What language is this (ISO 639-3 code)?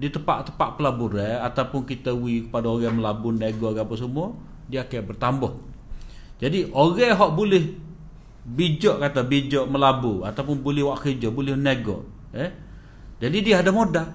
msa